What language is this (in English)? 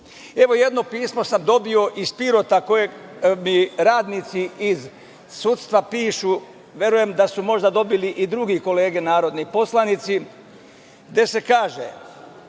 Serbian